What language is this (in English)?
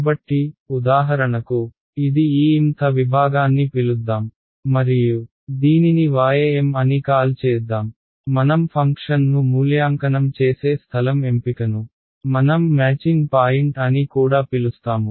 Telugu